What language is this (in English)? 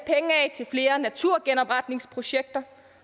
Danish